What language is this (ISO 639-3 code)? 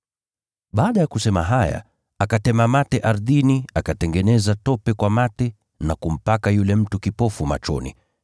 swa